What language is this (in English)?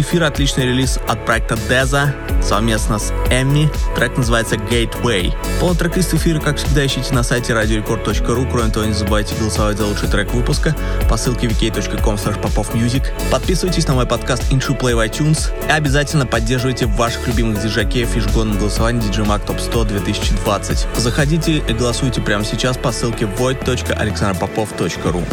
Russian